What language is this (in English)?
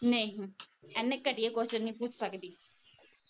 Punjabi